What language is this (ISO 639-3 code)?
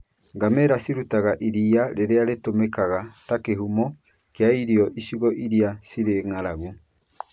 kik